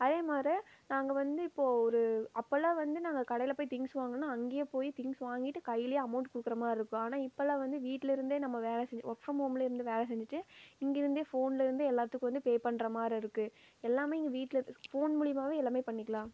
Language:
Tamil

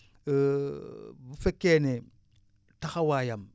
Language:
Wolof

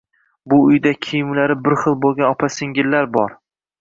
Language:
Uzbek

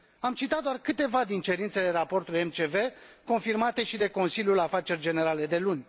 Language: Romanian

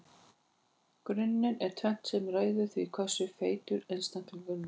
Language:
Icelandic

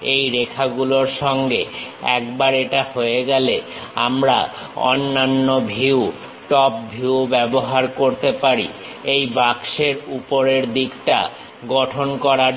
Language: Bangla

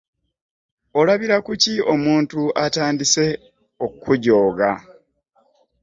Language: Ganda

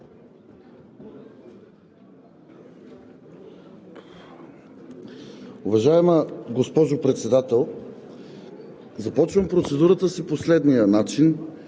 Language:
Bulgarian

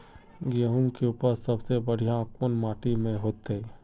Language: Magahi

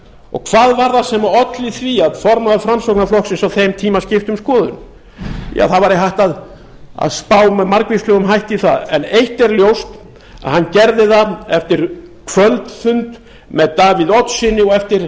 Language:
Icelandic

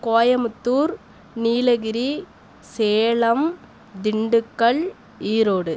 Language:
Tamil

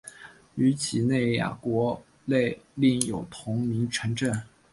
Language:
Chinese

